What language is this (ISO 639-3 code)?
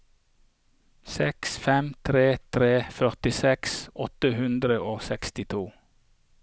nor